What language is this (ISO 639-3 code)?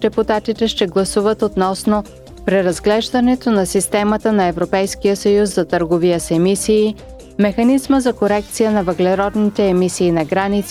bul